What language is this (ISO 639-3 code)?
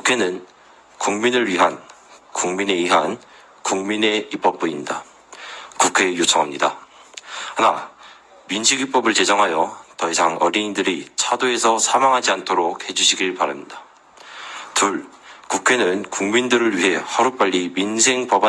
kor